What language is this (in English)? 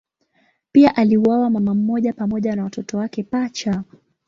Swahili